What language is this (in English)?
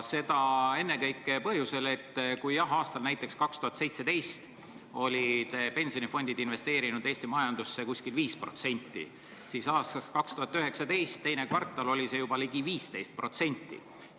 Estonian